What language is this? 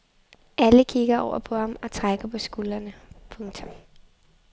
Danish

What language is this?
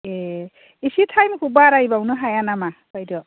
Bodo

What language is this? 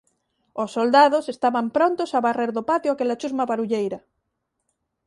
Galician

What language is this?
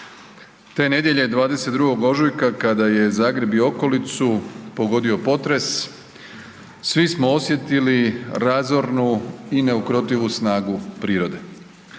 Croatian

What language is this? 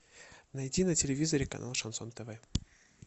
Russian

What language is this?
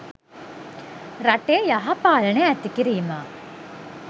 Sinhala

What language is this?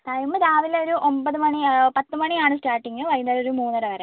Malayalam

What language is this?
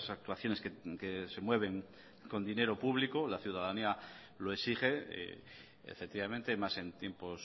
Spanish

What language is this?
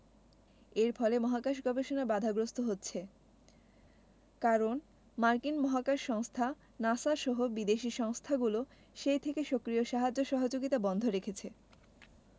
Bangla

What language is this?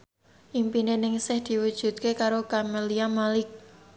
Javanese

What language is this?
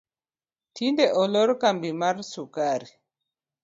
Luo (Kenya and Tanzania)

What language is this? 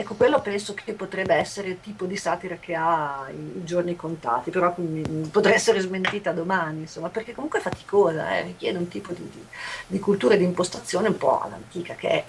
Italian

